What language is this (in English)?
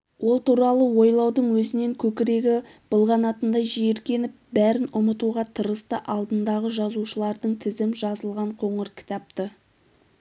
Kazakh